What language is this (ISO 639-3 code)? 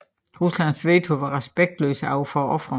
dan